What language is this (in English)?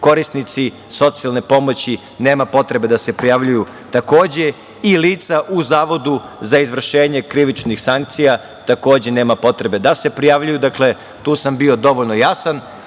Serbian